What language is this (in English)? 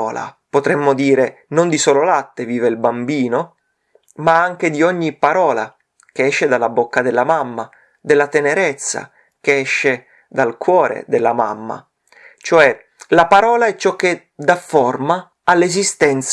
Italian